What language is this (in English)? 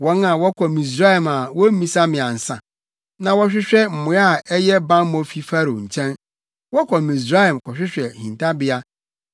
Akan